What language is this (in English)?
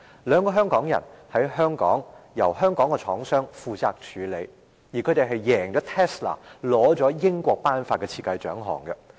Cantonese